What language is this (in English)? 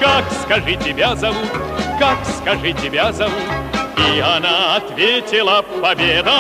Russian